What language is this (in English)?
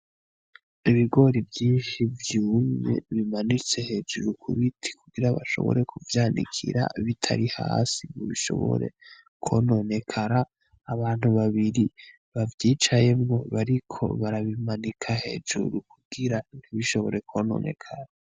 Rundi